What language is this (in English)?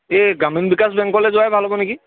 Assamese